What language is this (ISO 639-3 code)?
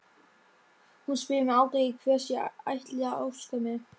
isl